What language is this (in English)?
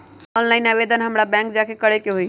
Magahi